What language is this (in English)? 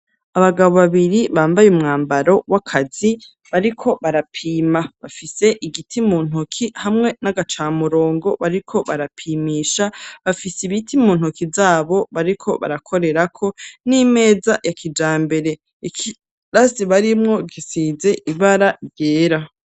Rundi